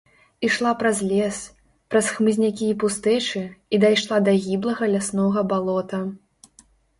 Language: Belarusian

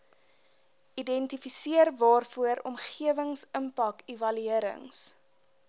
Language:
Afrikaans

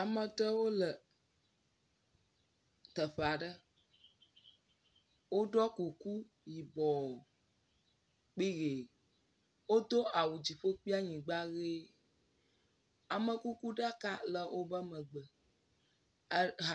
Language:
Ewe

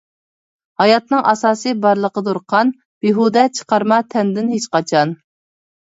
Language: Uyghur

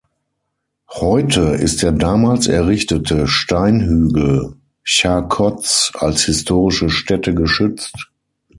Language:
German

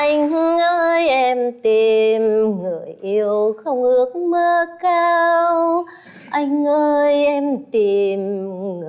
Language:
Vietnamese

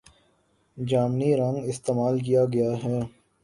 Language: Urdu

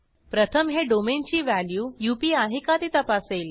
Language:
Marathi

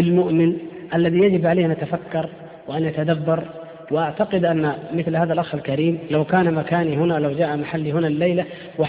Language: Arabic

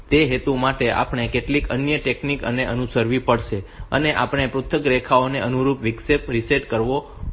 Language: Gujarati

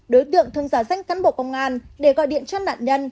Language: Vietnamese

